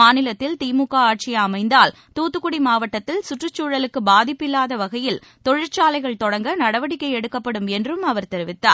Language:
Tamil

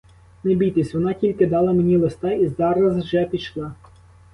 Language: Ukrainian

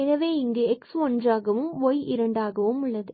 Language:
Tamil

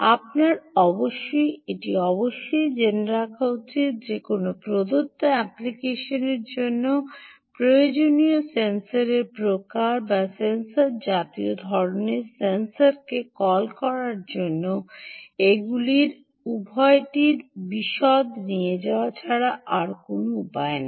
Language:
Bangla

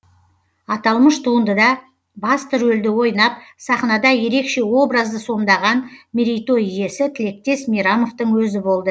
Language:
Kazakh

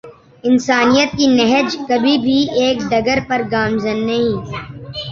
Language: Urdu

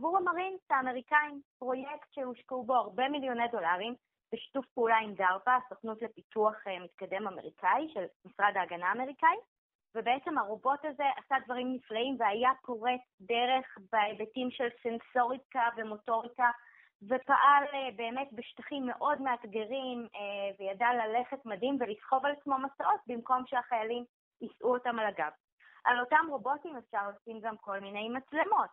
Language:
Hebrew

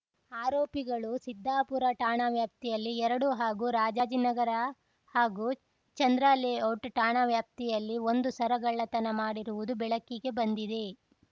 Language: Kannada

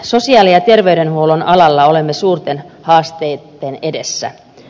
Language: Finnish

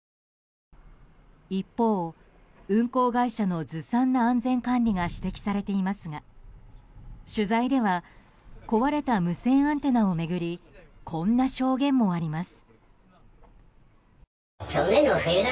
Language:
Japanese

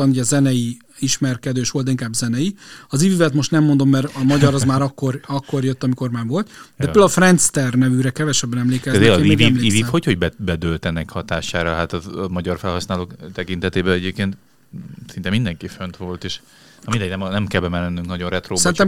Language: Hungarian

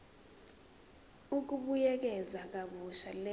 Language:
Zulu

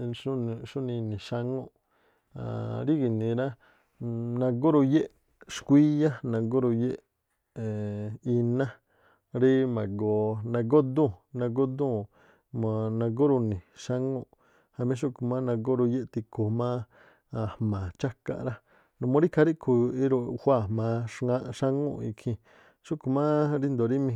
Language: Tlacoapa Me'phaa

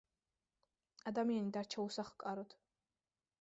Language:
Georgian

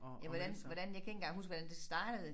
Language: Danish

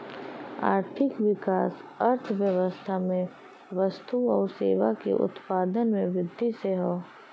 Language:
Bhojpuri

